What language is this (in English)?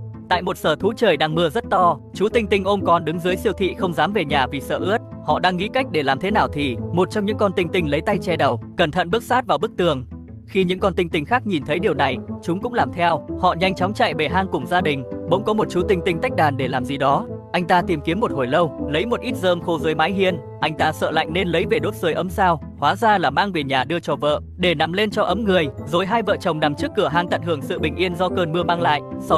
Vietnamese